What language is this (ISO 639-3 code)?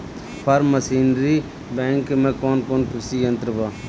bho